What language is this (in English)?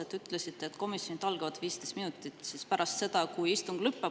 Estonian